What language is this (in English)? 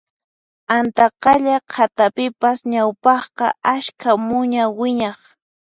Puno Quechua